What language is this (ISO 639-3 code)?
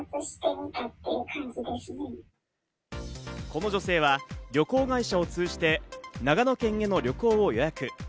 jpn